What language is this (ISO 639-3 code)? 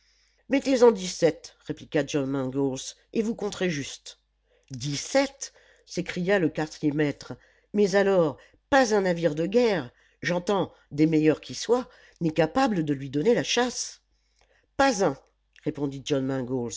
fra